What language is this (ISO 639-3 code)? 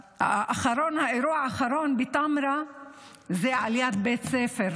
heb